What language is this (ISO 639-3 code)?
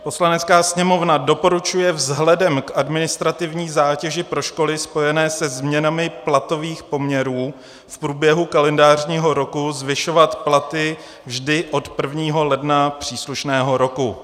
ces